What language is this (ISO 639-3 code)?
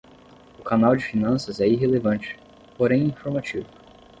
por